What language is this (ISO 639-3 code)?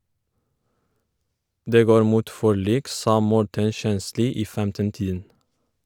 nor